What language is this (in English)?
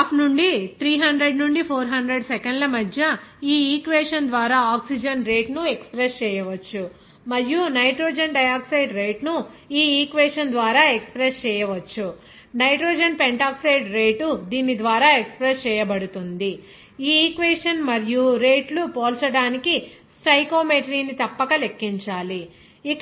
Telugu